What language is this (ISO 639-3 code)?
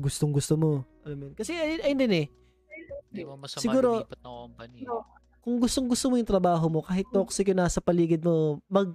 fil